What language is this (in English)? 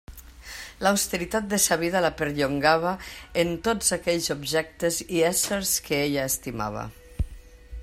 Catalan